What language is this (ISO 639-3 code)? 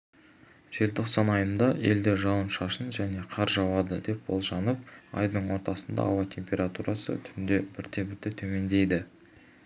kaz